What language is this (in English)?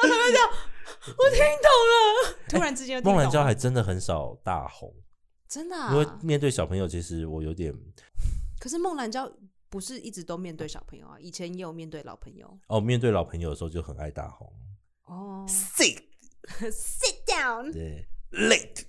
Chinese